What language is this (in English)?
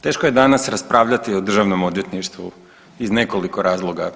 Croatian